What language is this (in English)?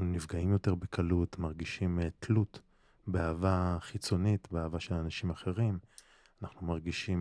Hebrew